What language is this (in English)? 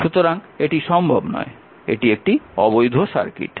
Bangla